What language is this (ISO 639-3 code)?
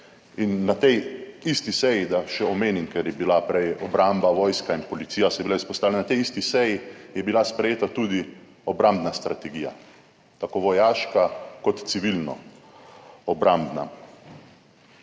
slv